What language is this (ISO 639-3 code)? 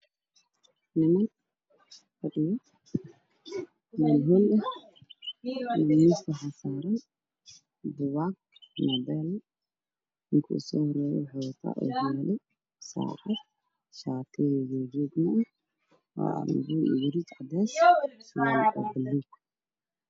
som